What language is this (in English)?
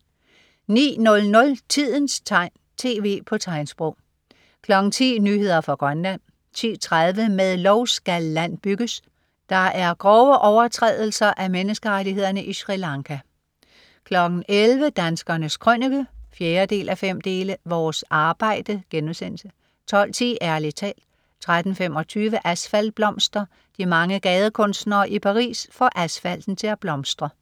Danish